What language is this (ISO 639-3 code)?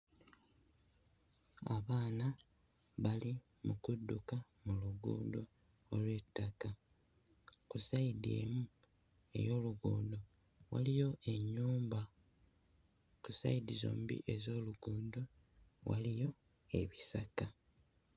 lug